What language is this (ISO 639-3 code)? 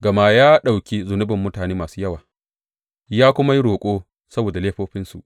hau